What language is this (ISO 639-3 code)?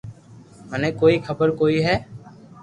lrk